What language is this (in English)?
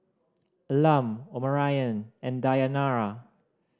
English